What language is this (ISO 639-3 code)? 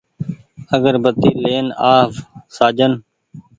gig